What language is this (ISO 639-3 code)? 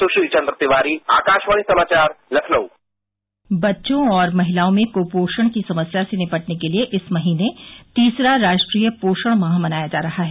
hin